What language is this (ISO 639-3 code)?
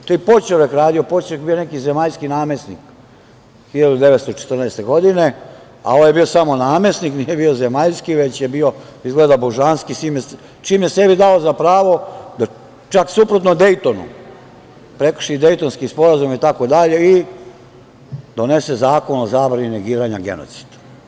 srp